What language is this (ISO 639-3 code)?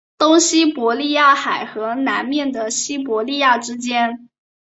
zho